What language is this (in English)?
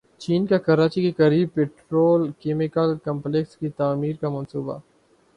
Urdu